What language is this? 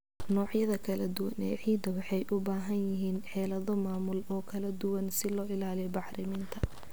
Somali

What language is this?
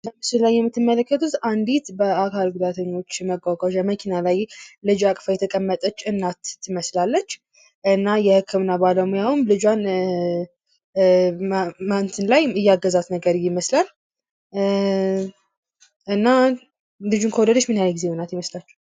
Amharic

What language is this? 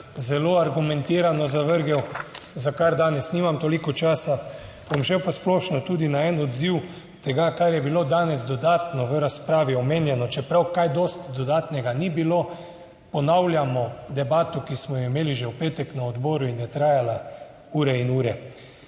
Slovenian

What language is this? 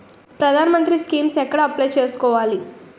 Telugu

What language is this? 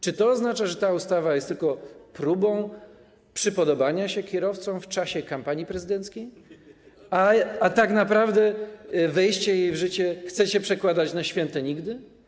Polish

